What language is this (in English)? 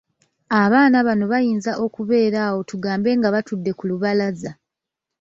Ganda